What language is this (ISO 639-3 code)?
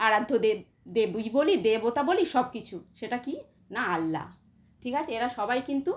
ben